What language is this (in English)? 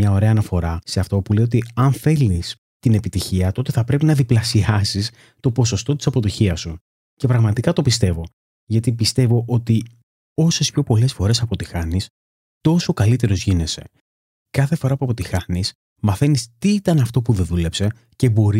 Greek